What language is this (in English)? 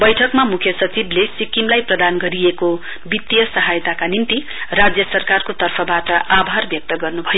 Nepali